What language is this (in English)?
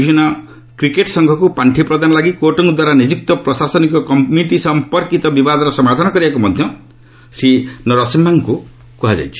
Odia